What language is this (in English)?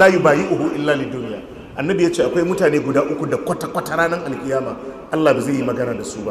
Arabic